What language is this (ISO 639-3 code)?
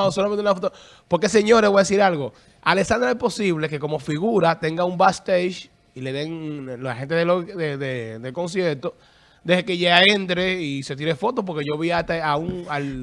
spa